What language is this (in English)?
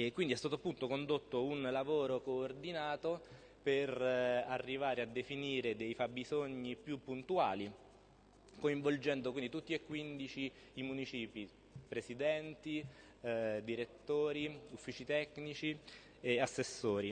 Italian